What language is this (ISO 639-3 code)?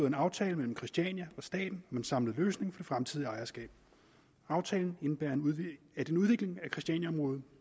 dan